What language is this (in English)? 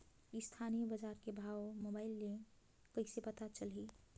Chhattisgarhi